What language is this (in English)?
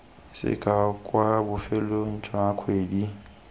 Tswana